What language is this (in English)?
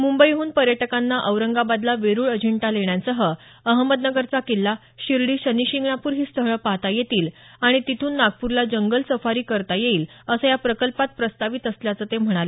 Marathi